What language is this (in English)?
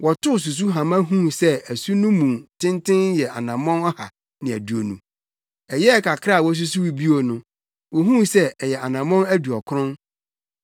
Akan